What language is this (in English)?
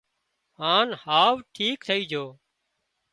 Wadiyara Koli